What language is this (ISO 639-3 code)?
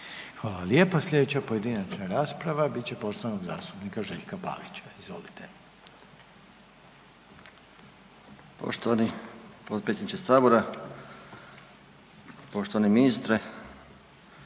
hrv